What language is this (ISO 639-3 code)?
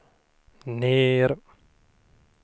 swe